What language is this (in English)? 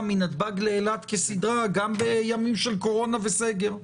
Hebrew